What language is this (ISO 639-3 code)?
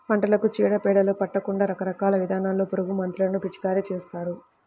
tel